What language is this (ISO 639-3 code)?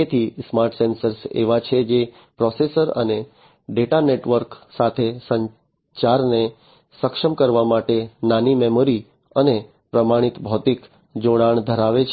guj